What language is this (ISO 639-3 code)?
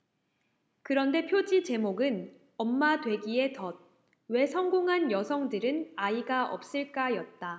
kor